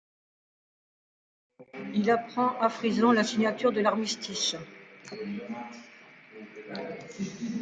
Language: French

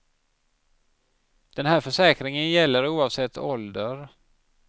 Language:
Swedish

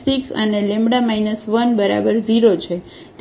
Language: Gujarati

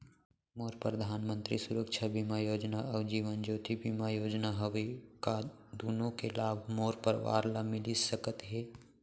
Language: Chhattisgarhi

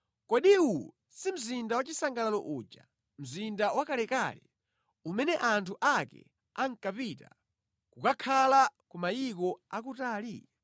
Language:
Nyanja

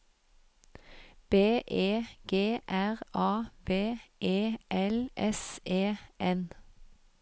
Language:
Norwegian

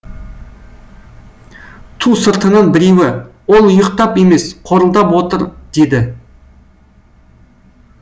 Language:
Kazakh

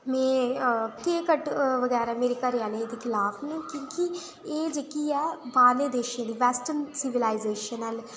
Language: Dogri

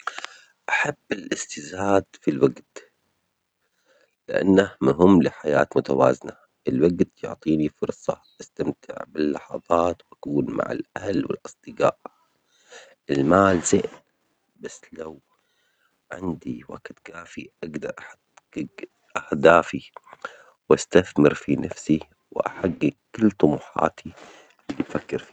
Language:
Omani Arabic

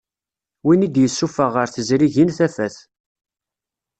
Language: Kabyle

